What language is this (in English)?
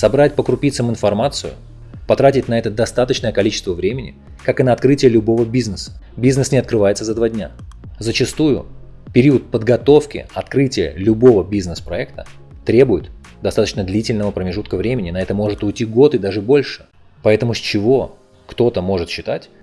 Russian